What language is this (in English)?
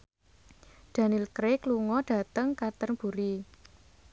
Javanese